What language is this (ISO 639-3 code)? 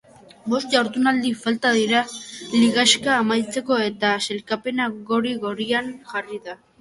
eus